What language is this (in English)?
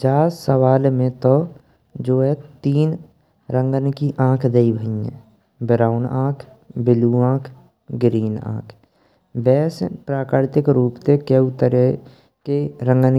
Braj